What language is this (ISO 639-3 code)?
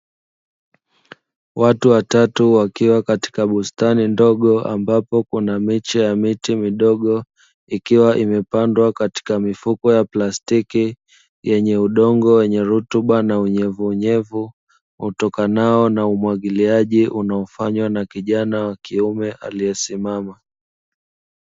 swa